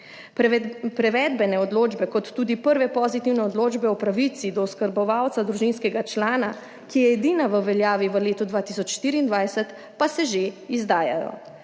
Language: Slovenian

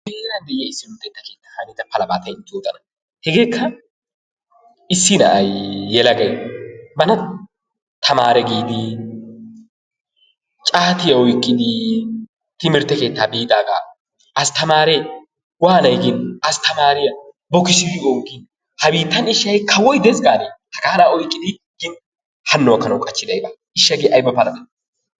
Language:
Wolaytta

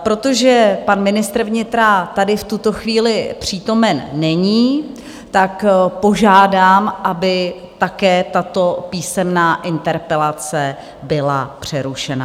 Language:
Czech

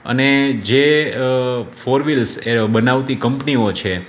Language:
Gujarati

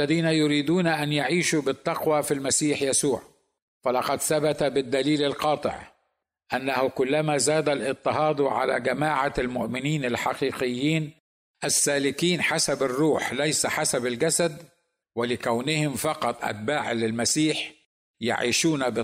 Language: Arabic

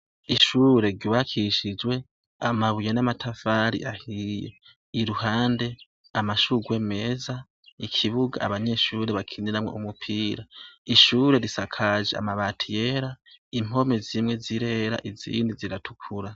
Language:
Rundi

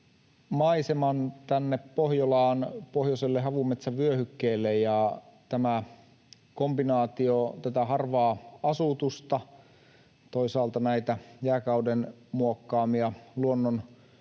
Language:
Finnish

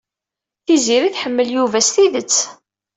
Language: Kabyle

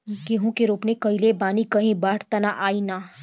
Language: Bhojpuri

